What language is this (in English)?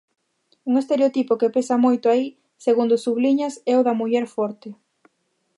Galician